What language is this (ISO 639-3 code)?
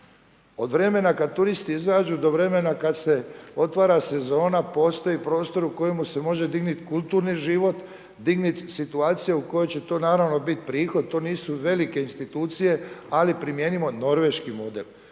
hrv